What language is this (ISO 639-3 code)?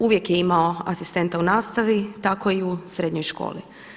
hrv